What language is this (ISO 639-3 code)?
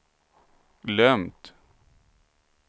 swe